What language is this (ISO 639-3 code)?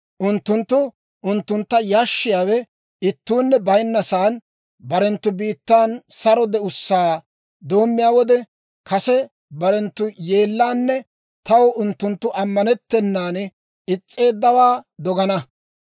dwr